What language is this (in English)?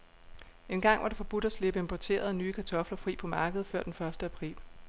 Danish